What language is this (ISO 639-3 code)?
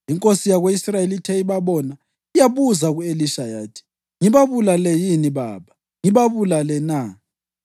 nde